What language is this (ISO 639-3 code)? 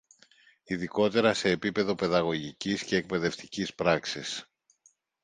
ell